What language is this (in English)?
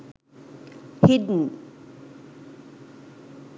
Sinhala